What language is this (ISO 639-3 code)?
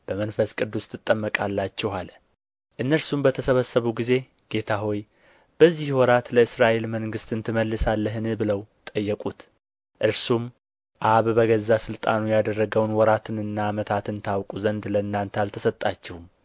amh